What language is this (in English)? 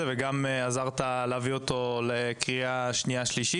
Hebrew